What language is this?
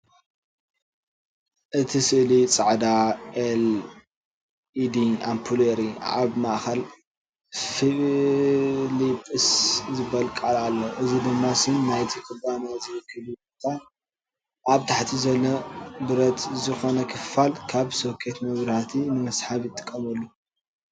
Tigrinya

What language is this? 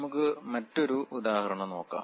Malayalam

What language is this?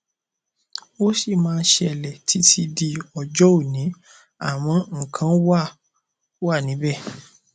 Yoruba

